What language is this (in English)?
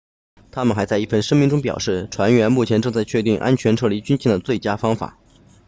Chinese